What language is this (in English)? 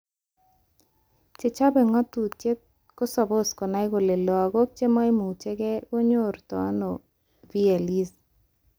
Kalenjin